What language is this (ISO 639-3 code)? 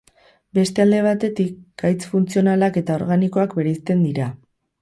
eus